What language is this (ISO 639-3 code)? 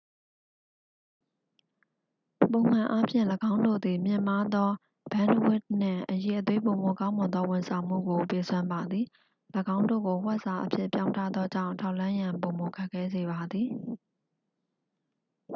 mya